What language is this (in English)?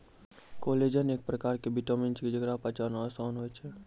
Maithili